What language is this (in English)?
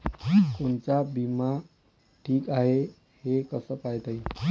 Marathi